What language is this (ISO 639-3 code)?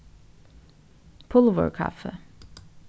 fao